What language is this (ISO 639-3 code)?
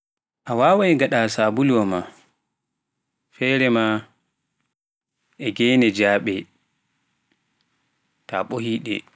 fuf